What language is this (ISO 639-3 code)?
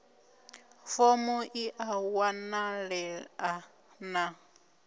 ven